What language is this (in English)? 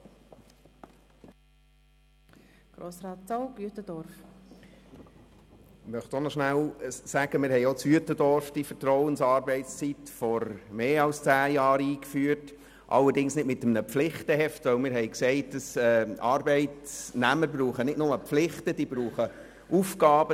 Swiss German